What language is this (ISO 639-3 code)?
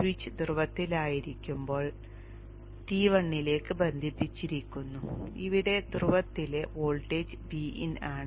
mal